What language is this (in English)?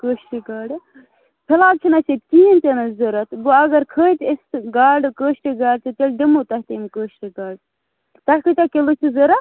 Kashmiri